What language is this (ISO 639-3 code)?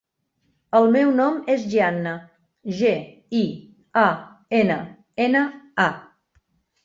cat